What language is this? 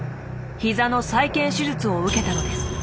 Japanese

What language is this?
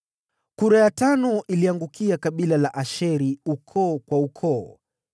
Swahili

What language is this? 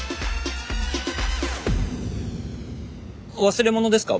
Japanese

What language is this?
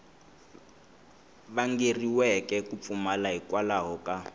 Tsonga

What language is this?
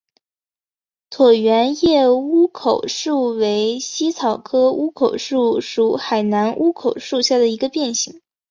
Chinese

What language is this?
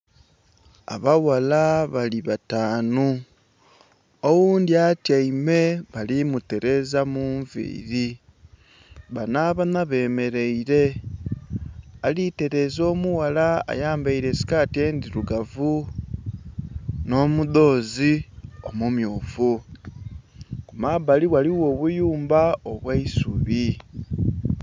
Soga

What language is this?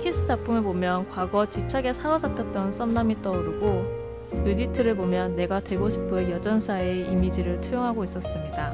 Korean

